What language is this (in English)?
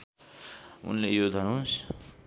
Nepali